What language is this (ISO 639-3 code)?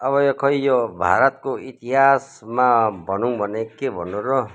nep